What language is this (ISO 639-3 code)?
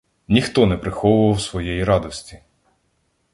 ukr